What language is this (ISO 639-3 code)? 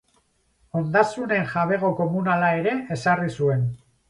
eus